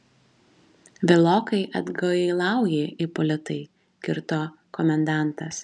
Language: Lithuanian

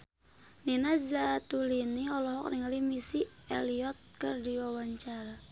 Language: Sundanese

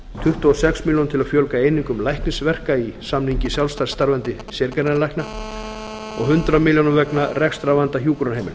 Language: Icelandic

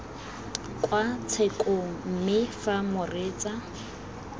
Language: Tswana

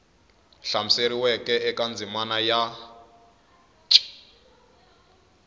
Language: Tsonga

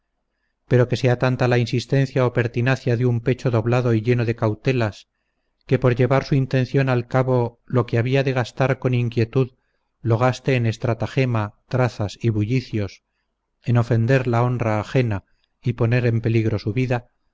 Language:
Spanish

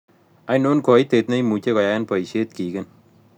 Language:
Kalenjin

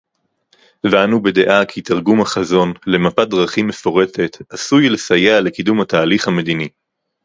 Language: Hebrew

